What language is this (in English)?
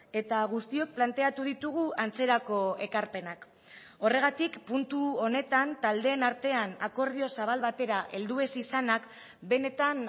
Basque